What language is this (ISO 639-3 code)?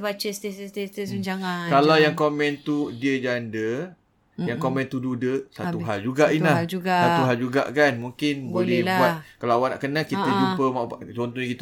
msa